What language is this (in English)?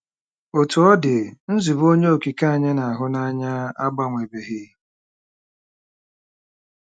Igbo